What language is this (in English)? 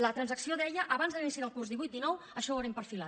Catalan